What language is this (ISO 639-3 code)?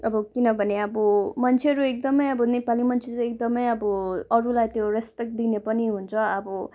nep